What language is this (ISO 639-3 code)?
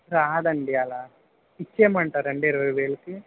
tel